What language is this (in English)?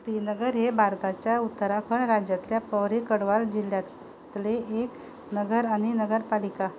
Konkani